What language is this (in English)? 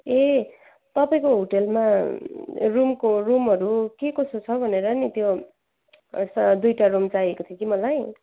Nepali